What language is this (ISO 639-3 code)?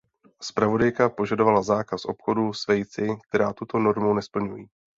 ces